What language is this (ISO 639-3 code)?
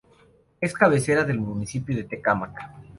spa